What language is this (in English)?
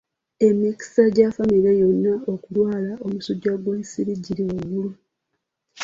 Ganda